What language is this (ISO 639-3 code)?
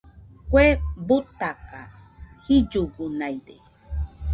hux